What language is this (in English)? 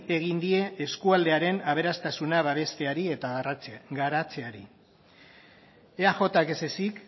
Basque